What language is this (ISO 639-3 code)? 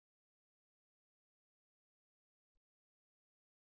tel